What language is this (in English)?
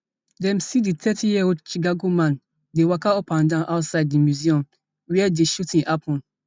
Nigerian Pidgin